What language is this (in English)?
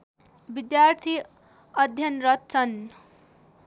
Nepali